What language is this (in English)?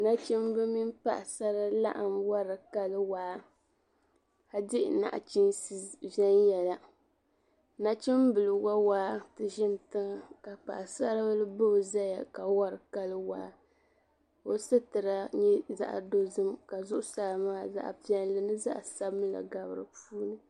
Dagbani